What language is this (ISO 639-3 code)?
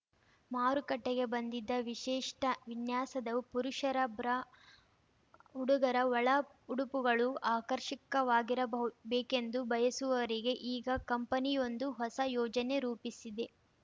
kan